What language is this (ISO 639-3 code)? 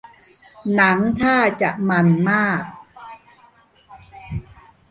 tha